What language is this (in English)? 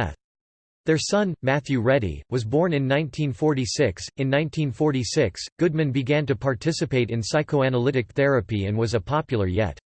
English